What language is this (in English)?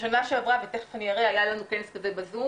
Hebrew